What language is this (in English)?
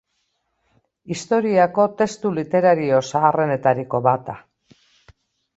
Basque